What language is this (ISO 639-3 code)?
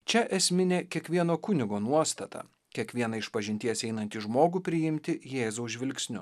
lit